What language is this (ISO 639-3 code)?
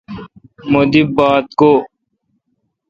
xka